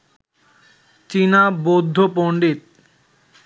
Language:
Bangla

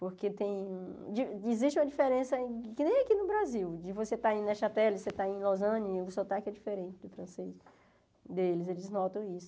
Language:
Portuguese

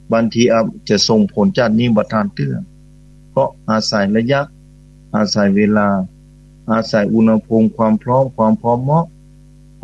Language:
Thai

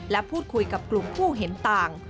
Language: Thai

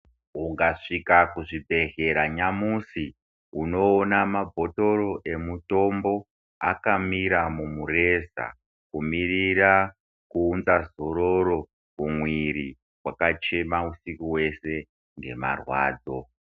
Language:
Ndau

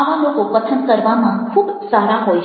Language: Gujarati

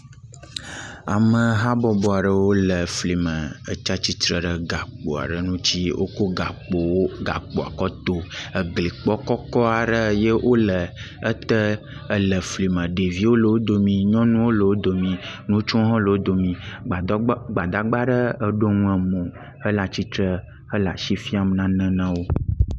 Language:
Ewe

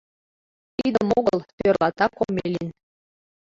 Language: Mari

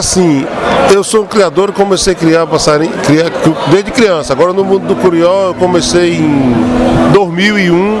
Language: Portuguese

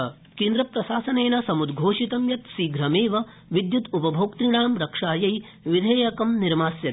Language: Sanskrit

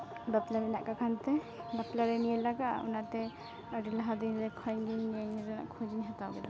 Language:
Santali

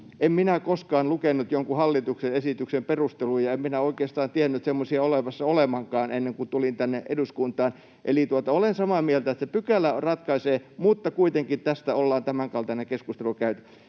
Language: Finnish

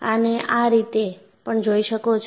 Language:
Gujarati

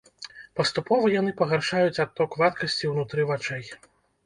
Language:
Belarusian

